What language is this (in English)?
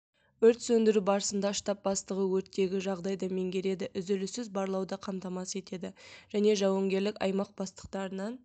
Kazakh